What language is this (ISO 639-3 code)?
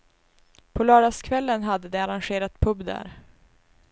swe